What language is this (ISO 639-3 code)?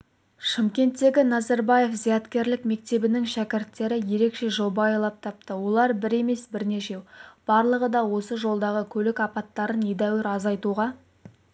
kaz